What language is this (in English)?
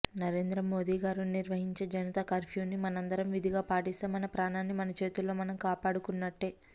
Telugu